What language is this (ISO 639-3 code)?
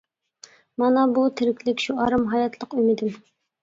uig